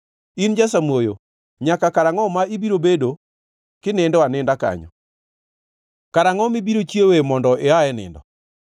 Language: Luo (Kenya and Tanzania)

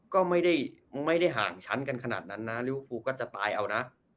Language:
Thai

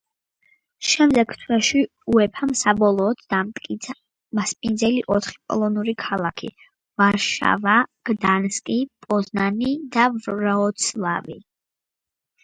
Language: Georgian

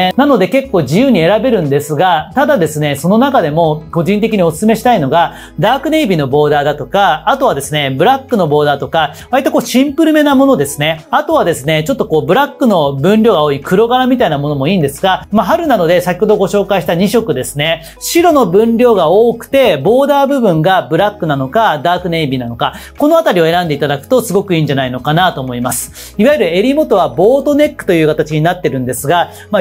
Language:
Japanese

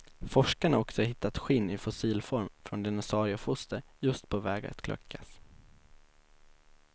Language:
Swedish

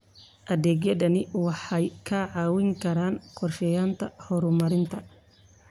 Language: Somali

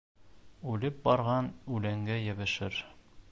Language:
Bashkir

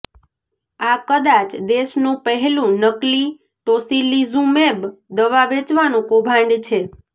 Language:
Gujarati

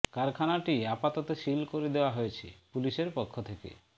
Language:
Bangla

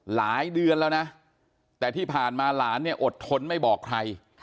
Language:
Thai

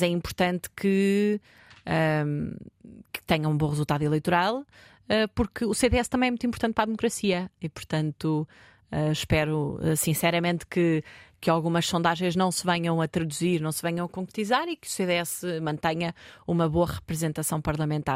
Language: Portuguese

